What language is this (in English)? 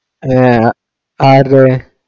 Malayalam